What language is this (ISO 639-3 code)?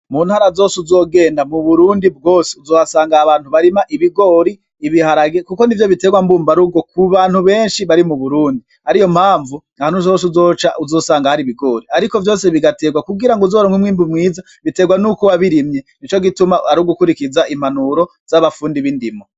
run